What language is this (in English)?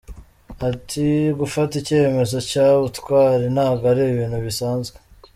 Kinyarwanda